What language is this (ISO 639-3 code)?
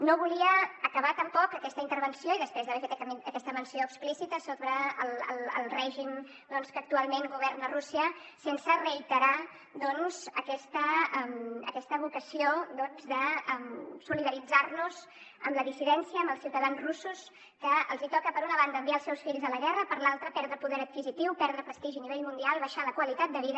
cat